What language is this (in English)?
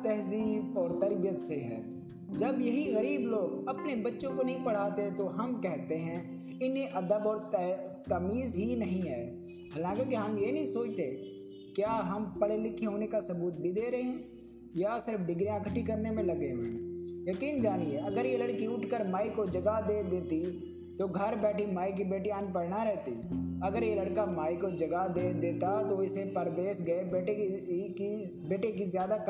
Hindi